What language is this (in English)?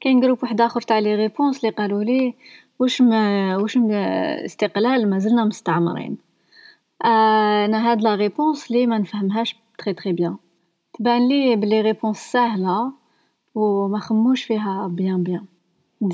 Arabic